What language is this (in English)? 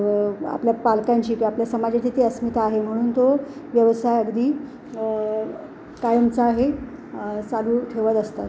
Marathi